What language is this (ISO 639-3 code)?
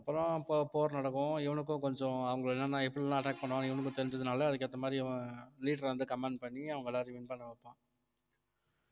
tam